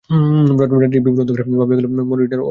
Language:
Bangla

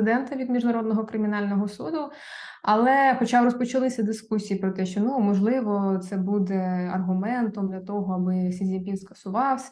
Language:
Ukrainian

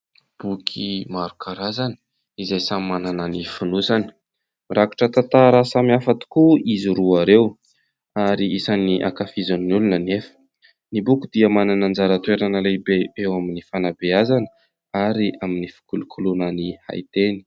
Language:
Malagasy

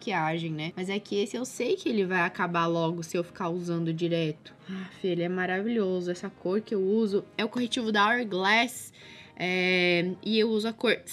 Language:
Portuguese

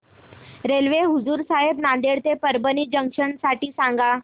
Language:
Marathi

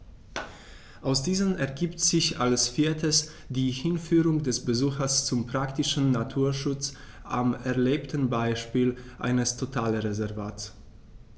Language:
German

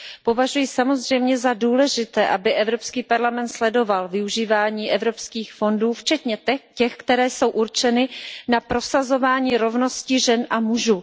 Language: Czech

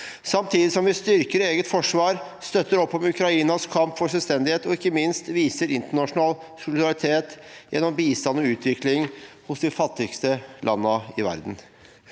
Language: Norwegian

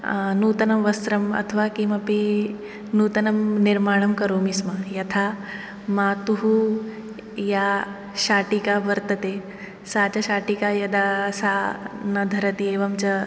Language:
Sanskrit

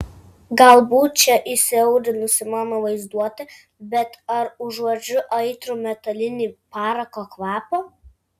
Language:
Lithuanian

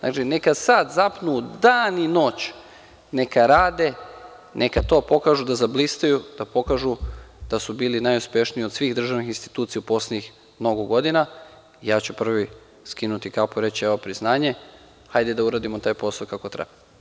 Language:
Serbian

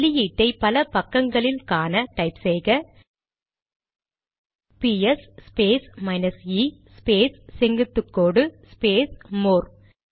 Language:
Tamil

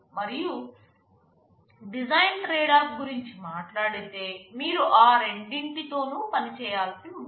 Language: Telugu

